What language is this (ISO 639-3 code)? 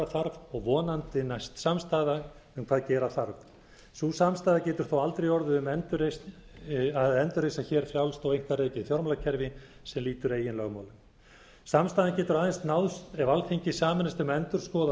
isl